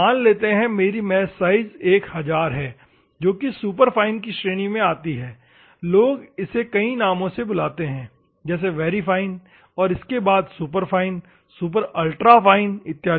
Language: Hindi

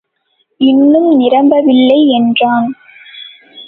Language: Tamil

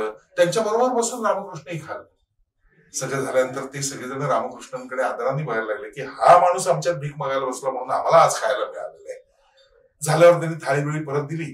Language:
Marathi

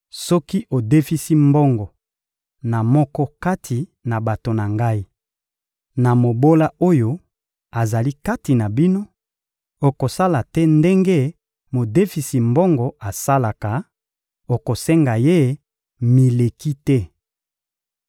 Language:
Lingala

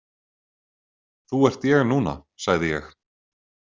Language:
Icelandic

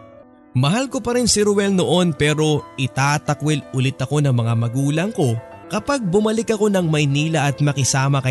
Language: Filipino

